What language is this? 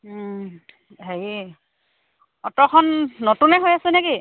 Assamese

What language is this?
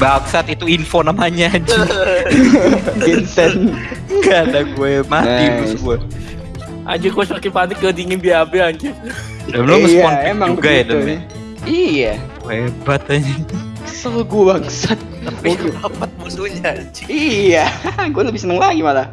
Indonesian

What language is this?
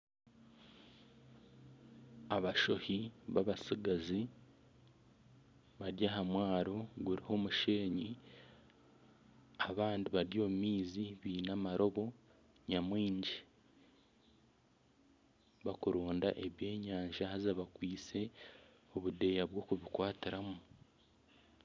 Nyankole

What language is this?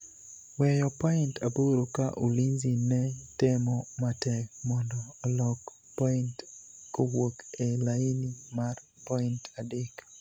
Luo (Kenya and Tanzania)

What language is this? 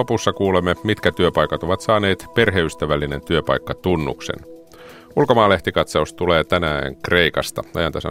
Finnish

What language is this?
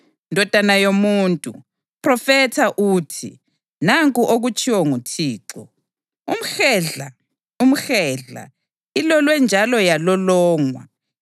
North Ndebele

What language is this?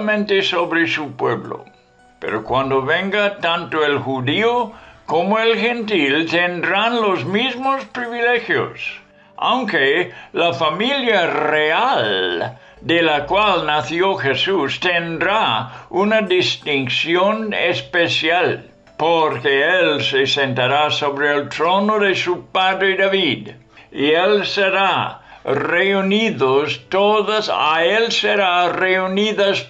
Spanish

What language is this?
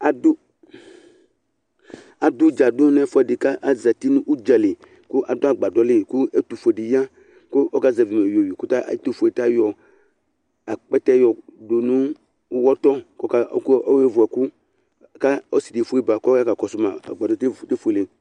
Ikposo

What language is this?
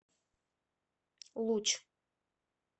Russian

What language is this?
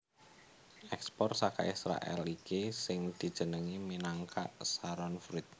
Javanese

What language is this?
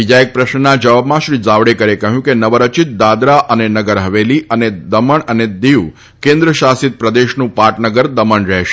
Gujarati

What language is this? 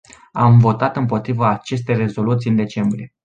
Romanian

